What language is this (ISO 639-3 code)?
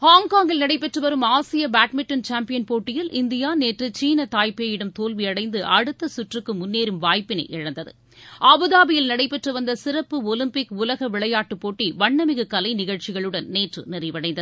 tam